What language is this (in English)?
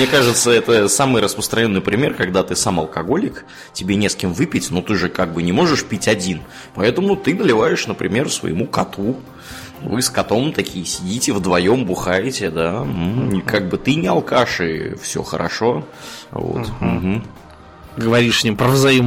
Russian